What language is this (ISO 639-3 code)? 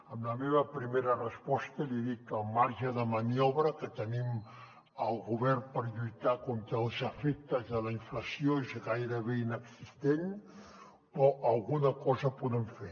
cat